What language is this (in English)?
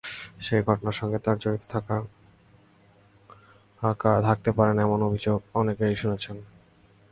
Bangla